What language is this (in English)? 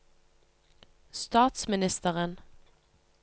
Norwegian